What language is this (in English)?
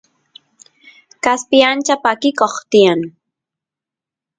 Santiago del Estero Quichua